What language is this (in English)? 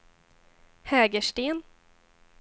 Swedish